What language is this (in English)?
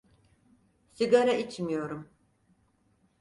Turkish